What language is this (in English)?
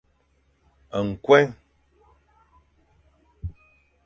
Fang